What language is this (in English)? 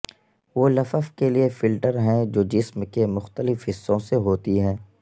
Urdu